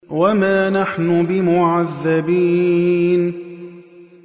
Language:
Arabic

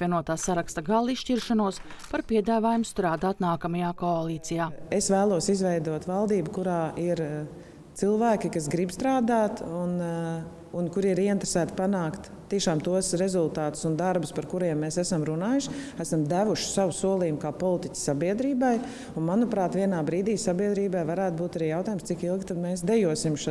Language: Latvian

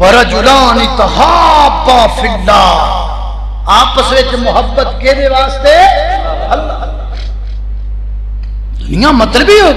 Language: Hindi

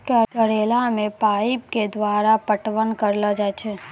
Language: Maithili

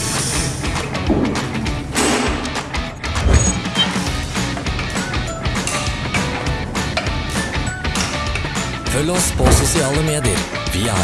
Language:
Norwegian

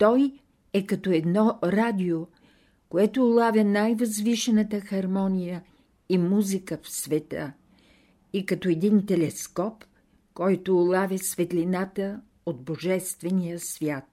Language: Bulgarian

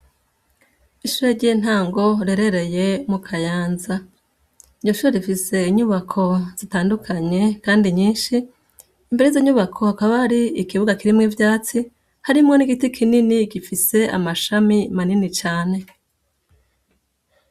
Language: Rundi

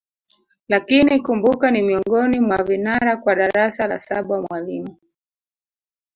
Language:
Swahili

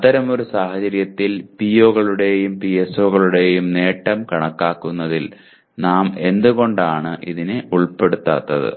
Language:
Malayalam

